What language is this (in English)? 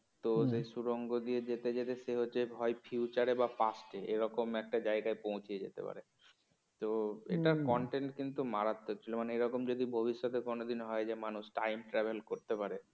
Bangla